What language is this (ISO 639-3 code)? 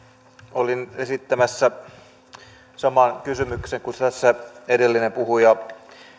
fin